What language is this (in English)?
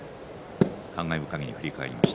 Japanese